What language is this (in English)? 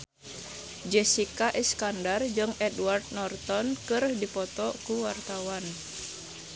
Sundanese